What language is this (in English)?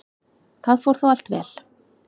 Icelandic